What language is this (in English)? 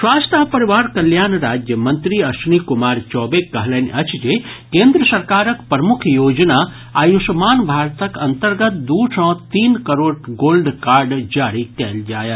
Maithili